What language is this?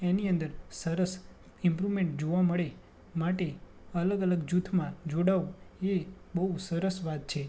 Gujarati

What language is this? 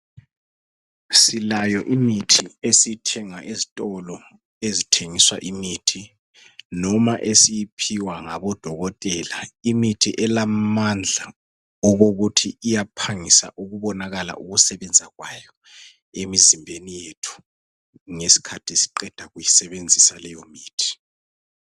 North Ndebele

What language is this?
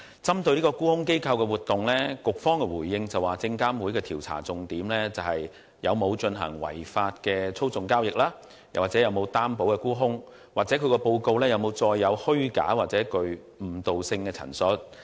Cantonese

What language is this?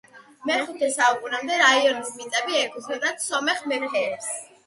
Georgian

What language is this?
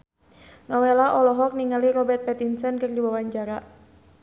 Sundanese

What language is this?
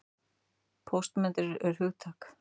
Icelandic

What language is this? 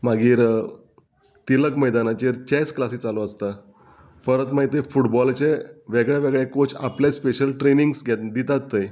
Konkani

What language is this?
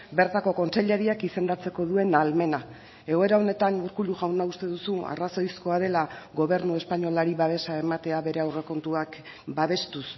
Basque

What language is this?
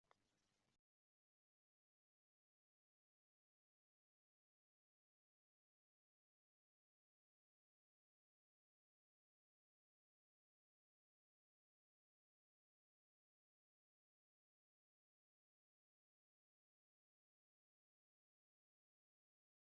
Uzbek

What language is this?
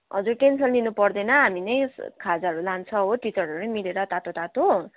Nepali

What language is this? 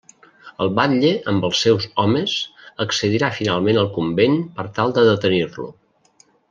Catalan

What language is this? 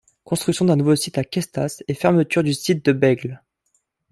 French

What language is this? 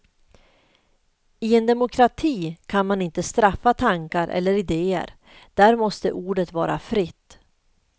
Swedish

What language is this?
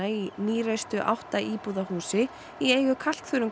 Icelandic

